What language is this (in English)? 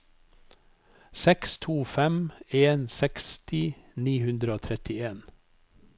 Norwegian